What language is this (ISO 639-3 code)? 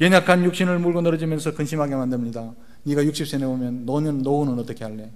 kor